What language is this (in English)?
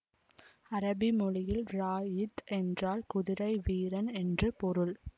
Tamil